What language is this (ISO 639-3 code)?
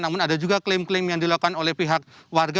ind